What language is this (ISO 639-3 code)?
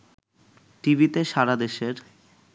ben